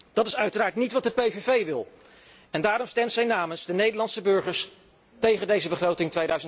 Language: Dutch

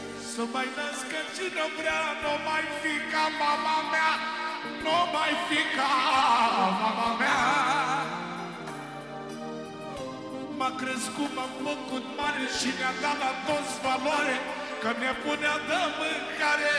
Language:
Romanian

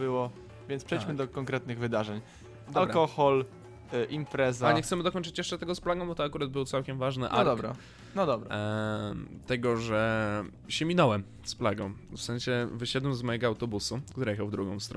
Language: Polish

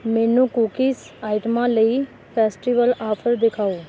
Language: Punjabi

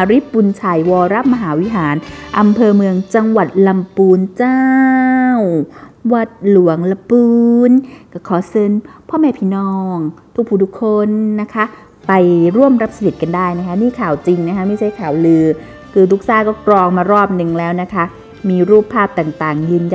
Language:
Thai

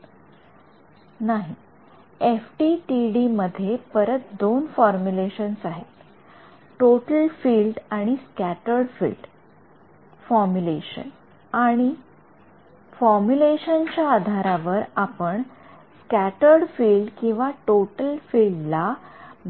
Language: Marathi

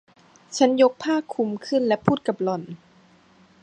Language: Thai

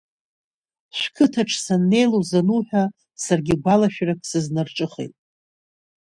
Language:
Abkhazian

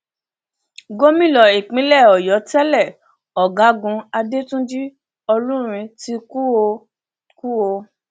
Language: Yoruba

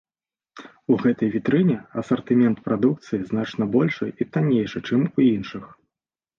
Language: Belarusian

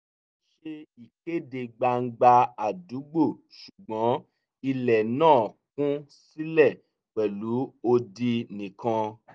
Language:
Yoruba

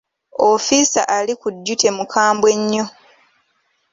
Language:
Ganda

